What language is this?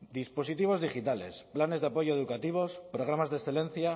Spanish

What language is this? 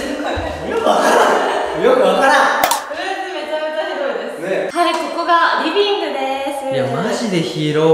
Japanese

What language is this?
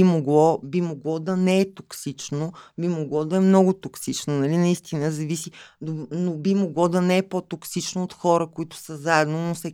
Bulgarian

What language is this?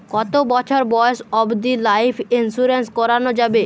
Bangla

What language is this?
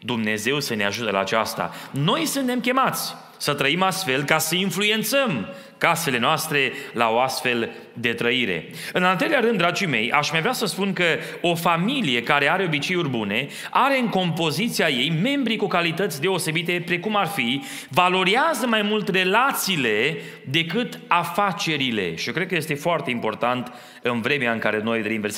Romanian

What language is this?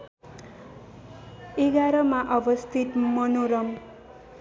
Nepali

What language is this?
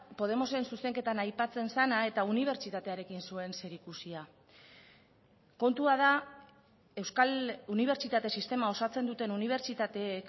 Basque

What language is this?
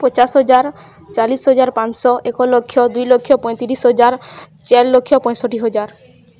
Odia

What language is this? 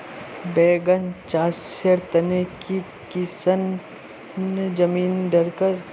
Magahi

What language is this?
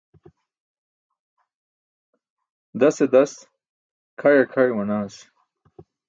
Burushaski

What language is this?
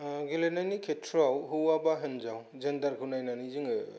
Bodo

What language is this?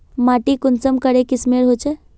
Magahi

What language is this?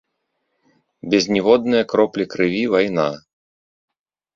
Belarusian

